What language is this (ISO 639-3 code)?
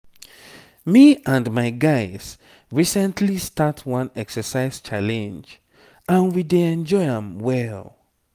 pcm